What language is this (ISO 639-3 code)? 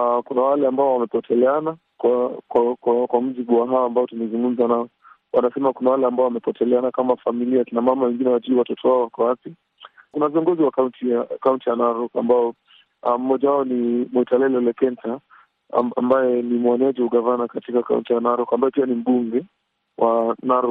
swa